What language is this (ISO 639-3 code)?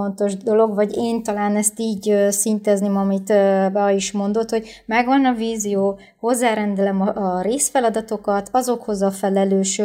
hun